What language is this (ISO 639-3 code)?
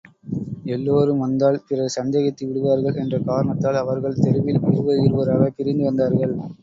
tam